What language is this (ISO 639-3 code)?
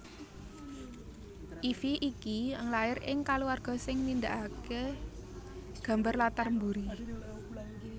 jav